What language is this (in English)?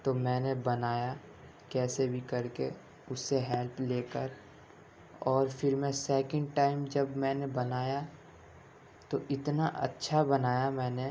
Urdu